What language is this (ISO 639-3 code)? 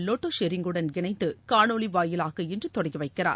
tam